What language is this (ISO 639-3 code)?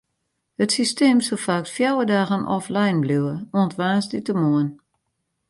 fry